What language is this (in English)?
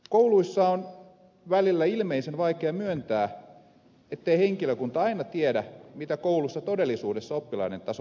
Finnish